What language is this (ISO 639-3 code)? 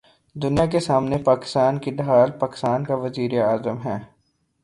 urd